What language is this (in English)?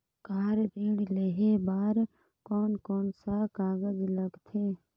Chhattisgarhi